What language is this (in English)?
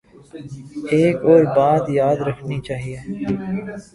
Urdu